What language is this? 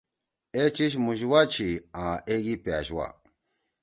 Torwali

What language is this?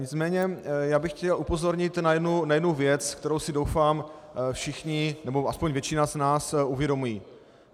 Czech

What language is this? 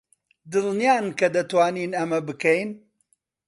Central Kurdish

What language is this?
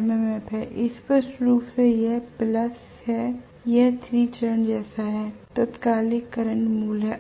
Hindi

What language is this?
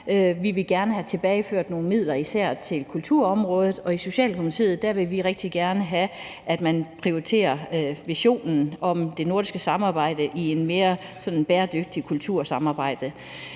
Danish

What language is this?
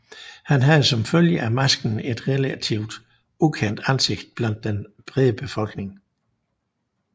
Danish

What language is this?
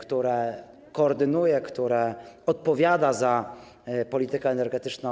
Polish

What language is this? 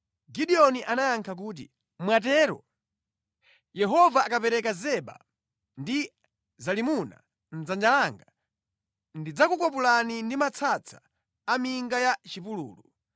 Nyanja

